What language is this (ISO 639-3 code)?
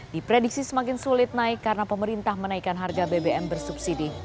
ind